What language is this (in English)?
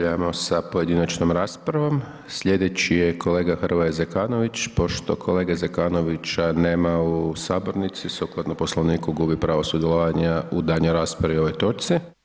Croatian